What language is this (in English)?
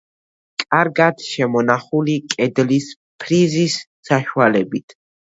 Georgian